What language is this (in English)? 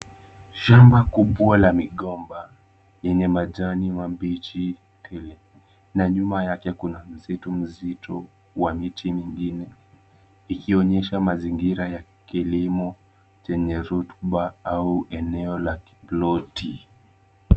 Swahili